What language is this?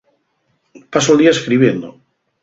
Asturian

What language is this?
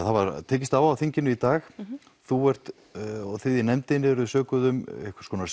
Icelandic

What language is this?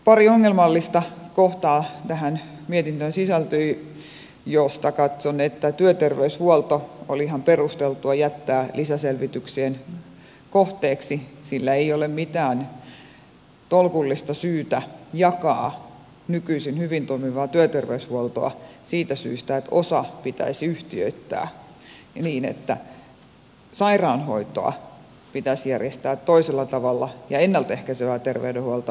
Finnish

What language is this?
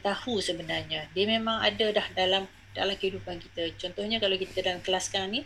Malay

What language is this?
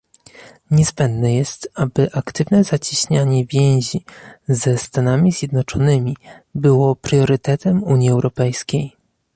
Polish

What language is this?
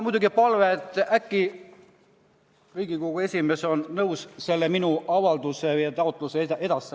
Estonian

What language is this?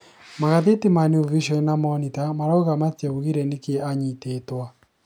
Kikuyu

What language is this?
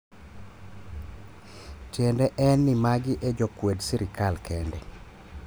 Luo (Kenya and Tanzania)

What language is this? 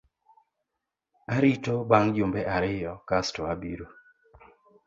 Luo (Kenya and Tanzania)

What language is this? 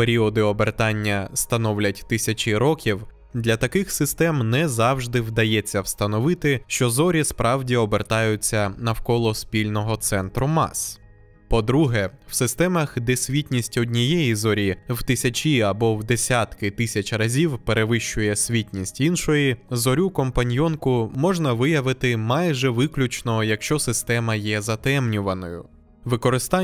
Ukrainian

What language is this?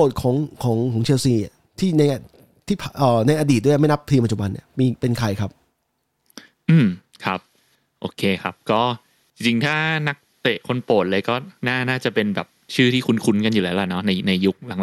Thai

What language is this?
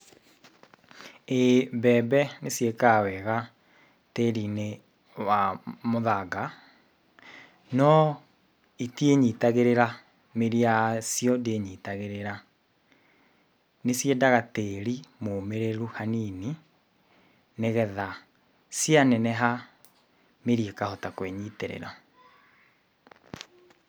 Kikuyu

